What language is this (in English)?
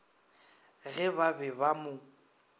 Northern Sotho